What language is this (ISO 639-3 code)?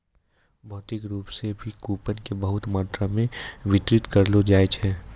mai